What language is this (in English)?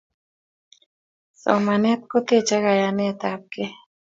Kalenjin